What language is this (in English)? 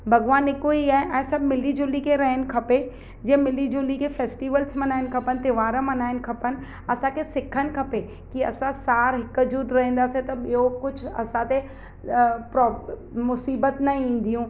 Sindhi